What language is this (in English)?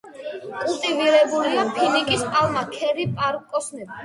Georgian